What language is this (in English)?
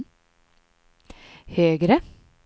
Swedish